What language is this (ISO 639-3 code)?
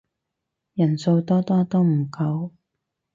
yue